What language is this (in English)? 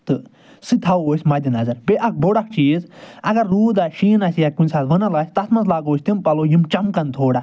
Kashmiri